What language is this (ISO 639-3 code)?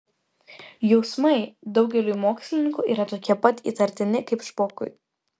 lit